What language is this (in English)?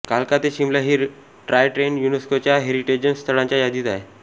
Marathi